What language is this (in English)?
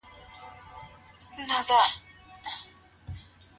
Pashto